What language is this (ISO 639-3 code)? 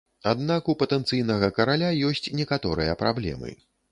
bel